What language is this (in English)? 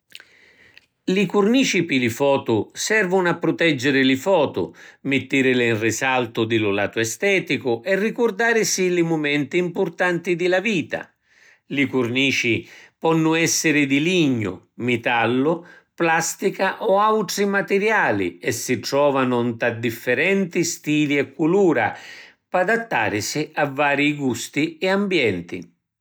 Sicilian